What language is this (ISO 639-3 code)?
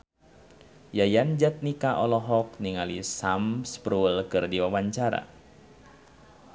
sun